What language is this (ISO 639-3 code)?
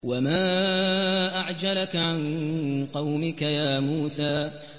ara